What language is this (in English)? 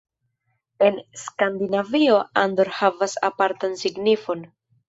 Esperanto